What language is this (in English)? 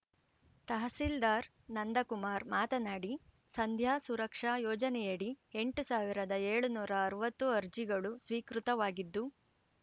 Kannada